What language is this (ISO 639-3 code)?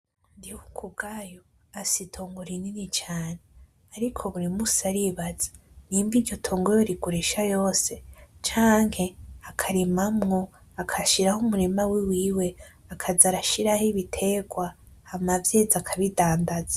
run